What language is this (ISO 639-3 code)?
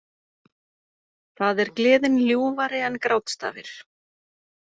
isl